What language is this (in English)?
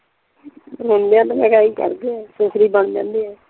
Punjabi